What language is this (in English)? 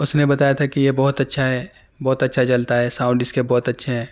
Urdu